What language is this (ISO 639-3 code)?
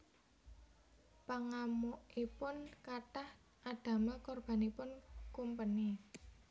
jav